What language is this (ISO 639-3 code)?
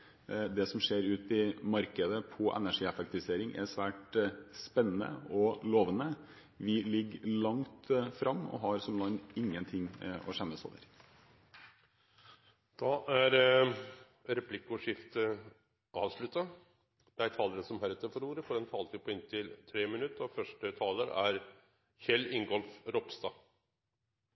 nor